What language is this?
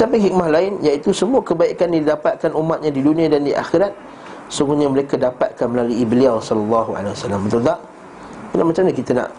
Malay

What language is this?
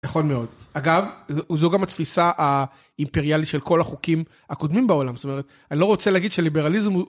Hebrew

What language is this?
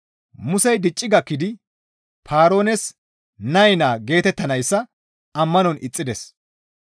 Gamo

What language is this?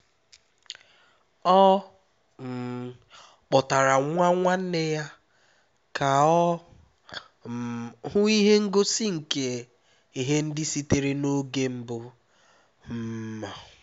Igbo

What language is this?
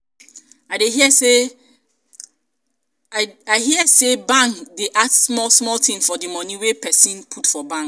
Nigerian Pidgin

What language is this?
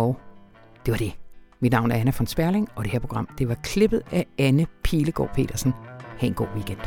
Danish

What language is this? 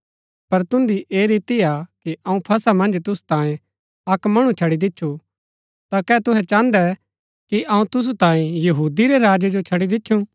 Gaddi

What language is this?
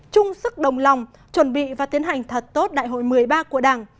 Vietnamese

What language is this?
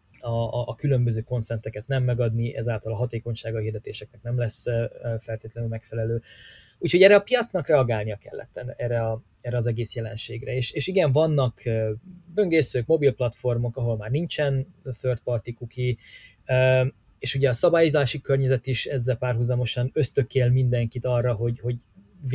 Hungarian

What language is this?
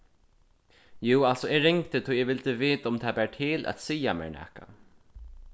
Faroese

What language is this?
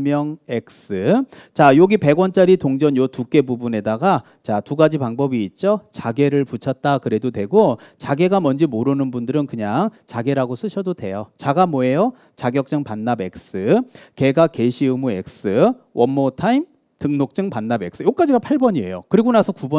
Korean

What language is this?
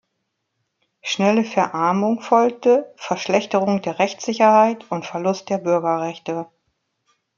German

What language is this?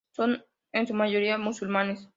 Spanish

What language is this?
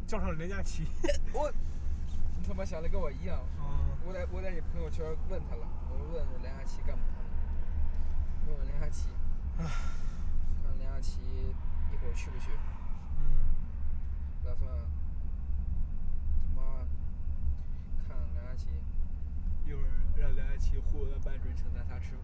Chinese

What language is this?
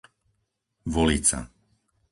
Slovak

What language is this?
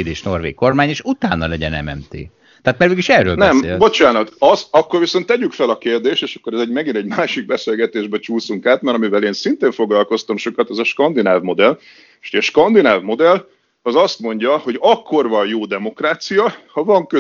Hungarian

